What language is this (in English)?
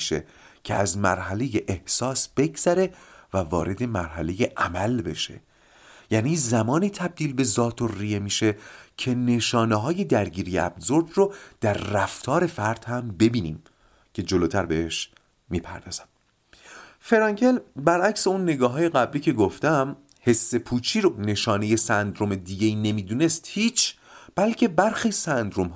Persian